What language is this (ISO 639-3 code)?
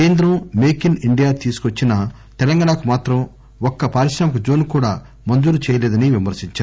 tel